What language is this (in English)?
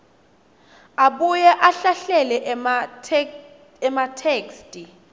Swati